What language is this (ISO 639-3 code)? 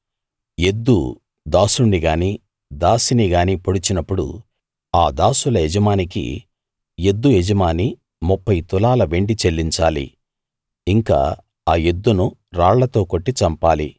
tel